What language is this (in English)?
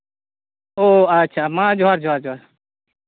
Santali